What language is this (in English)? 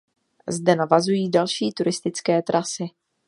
Czech